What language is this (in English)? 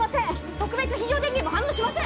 Japanese